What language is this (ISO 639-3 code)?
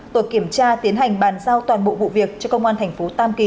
vie